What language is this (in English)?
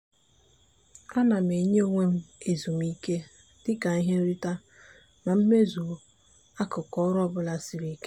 Igbo